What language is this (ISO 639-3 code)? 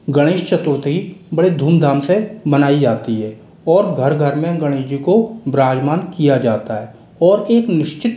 hin